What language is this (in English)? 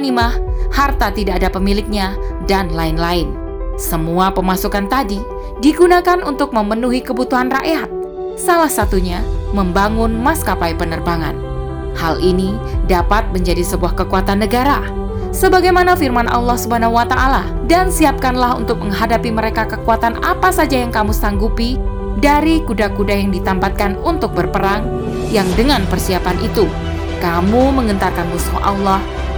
Indonesian